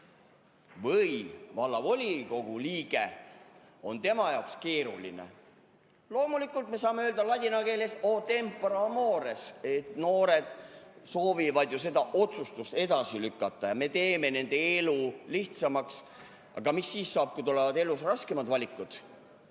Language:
Estonian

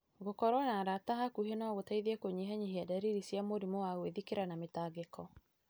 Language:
Kikuyu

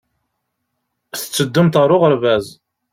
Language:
Kabyle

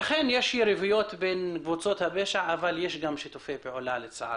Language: Hebrew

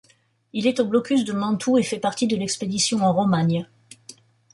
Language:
French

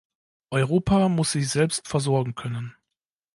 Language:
German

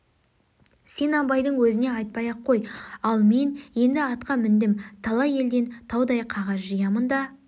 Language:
Kazakh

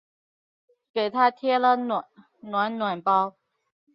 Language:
Chinese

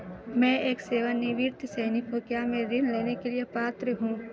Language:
Hindi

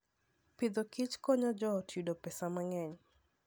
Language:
Luo (Kenya and Tanzania)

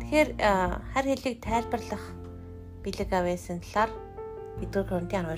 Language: Romanian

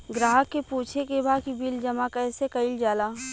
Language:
Bhojpuri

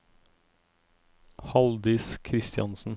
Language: Norwegian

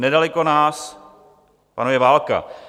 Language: Czech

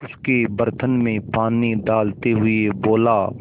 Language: Hindi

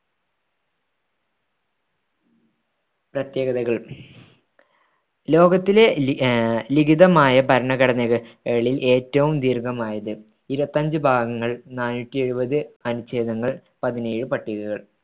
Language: Malayalam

